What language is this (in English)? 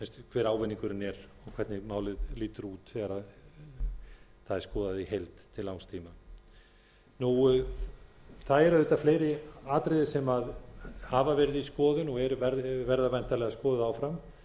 Icelandic